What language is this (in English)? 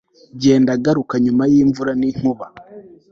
Kinyarwanda